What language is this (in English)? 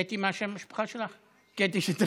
Hebrew